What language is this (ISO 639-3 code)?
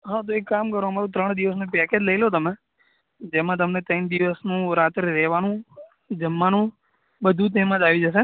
guj